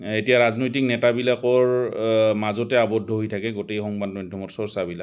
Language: Assamese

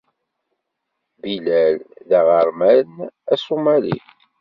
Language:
Kabyle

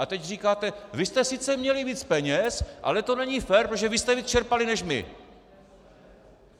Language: Czech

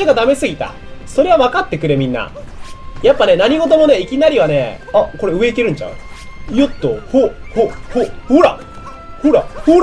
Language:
Japanese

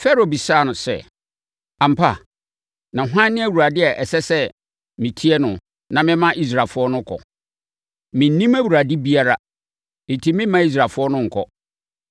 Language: Akan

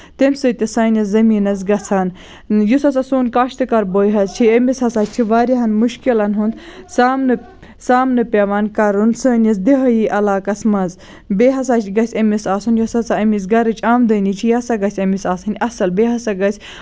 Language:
Kashmiri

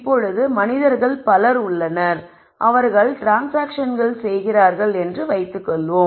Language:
Tamil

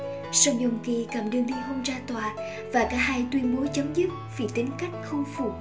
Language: Vietnamese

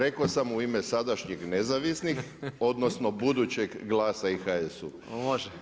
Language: Croatian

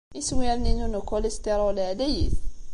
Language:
Kabyle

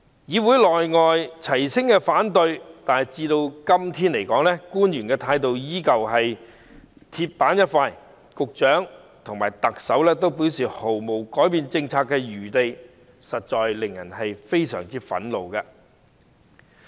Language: Cantonese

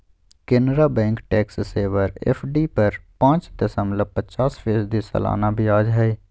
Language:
Magahi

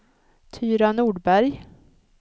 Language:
Swedish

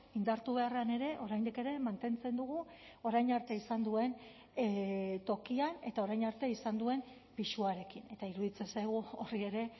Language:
Basque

